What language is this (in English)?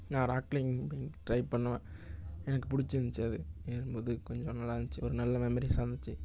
Tamil